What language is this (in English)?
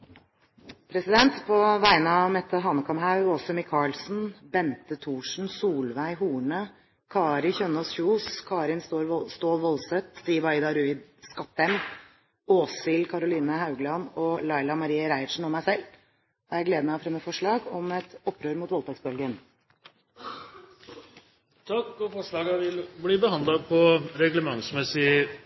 Norwegian